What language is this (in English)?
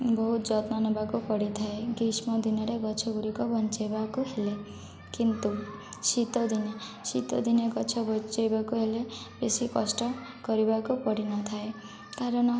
Odia